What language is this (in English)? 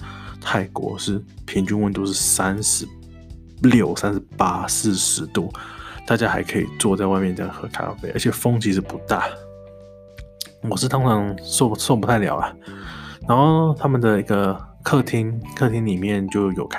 Chinese